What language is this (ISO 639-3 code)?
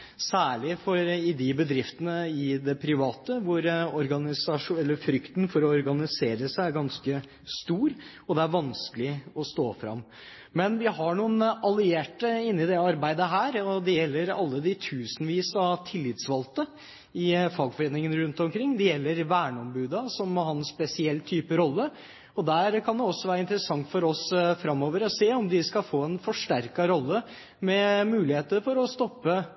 nob